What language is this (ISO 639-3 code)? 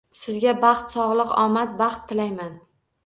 uzb